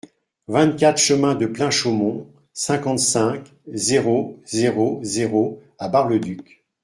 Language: French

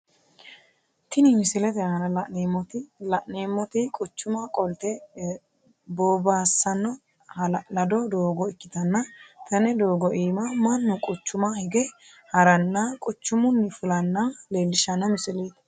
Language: Sidamo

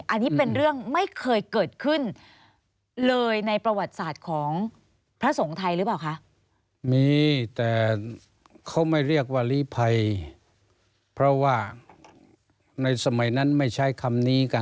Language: Thai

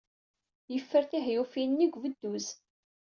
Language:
Kabyle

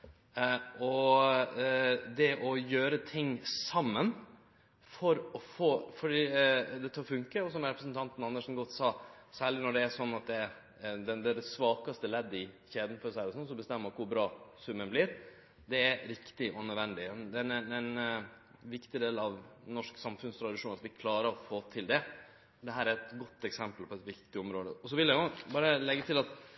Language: Norwegian Nynorsk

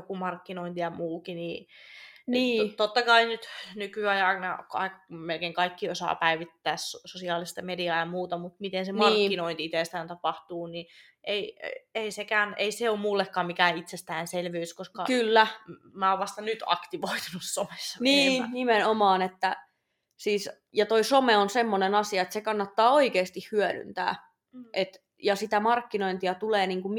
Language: Finnish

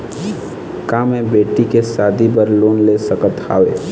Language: Chhattisgarhi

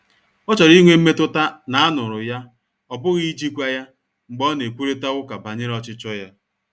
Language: Igbo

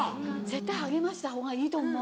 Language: Japanese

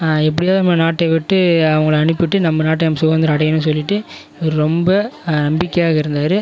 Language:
Tamil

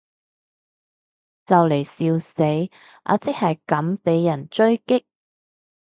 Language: Cantonese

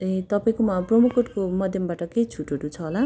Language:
Nepali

